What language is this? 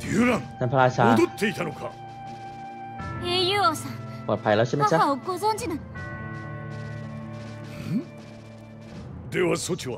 Thai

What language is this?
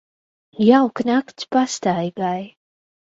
Latvian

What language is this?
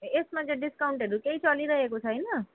Nepali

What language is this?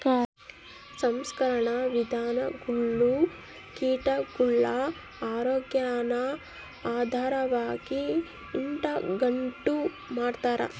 Kannada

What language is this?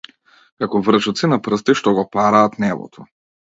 Macedonian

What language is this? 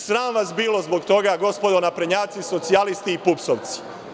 Serbian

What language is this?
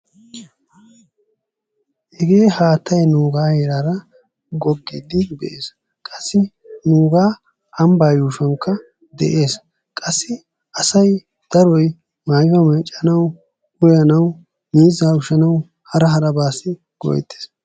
Wolaytta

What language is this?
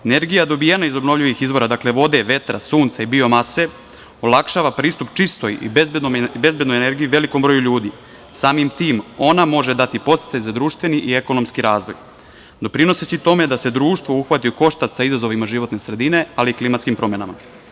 Serbian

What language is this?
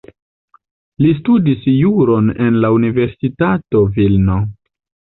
Esperanto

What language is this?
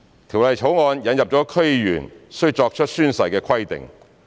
Cantonese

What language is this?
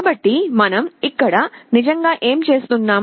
Telugu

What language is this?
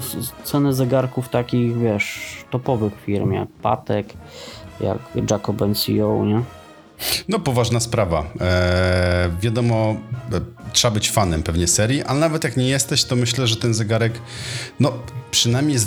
Polish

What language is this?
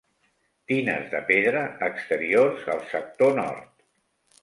Catalan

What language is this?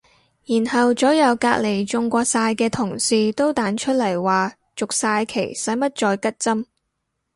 Cantonese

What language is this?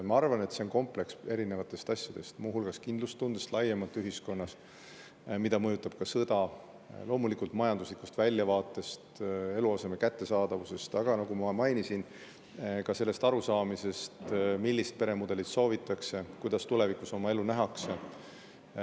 Estonian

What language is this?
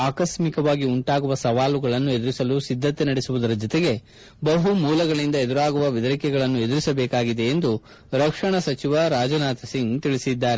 Kannada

